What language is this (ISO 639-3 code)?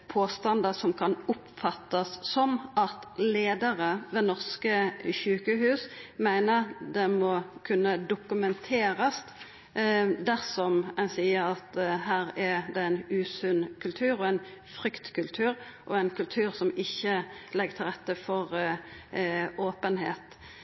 nno